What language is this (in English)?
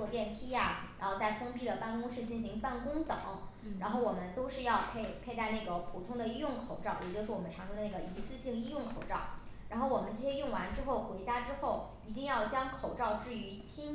Chinese